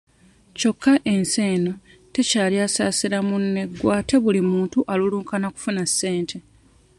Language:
Ganda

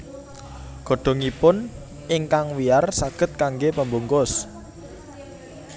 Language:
Javanese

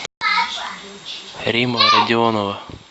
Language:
Russian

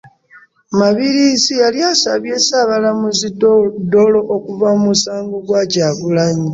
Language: Ganda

